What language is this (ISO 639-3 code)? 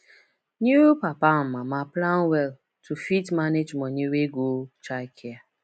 pcm